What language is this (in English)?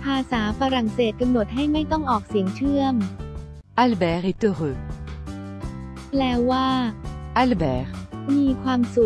Thai